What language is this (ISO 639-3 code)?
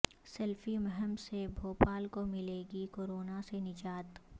urd